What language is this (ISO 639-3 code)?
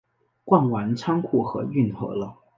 zho